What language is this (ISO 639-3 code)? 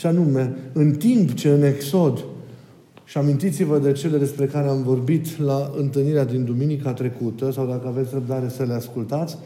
ron